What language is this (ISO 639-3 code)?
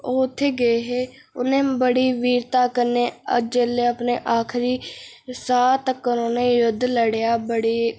doi